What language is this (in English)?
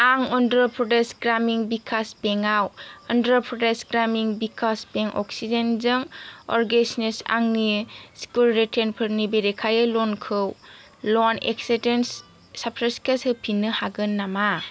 Bodo